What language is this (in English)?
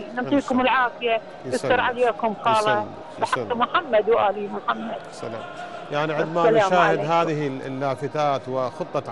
Arabic